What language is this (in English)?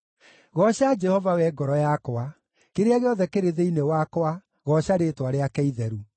Kikuyu